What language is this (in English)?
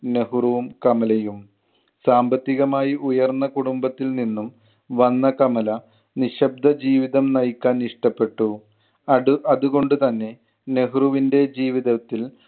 Malayalam